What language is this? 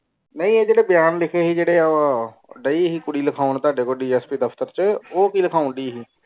Punjabi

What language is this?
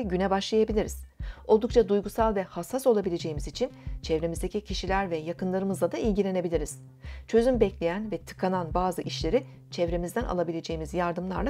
Turkish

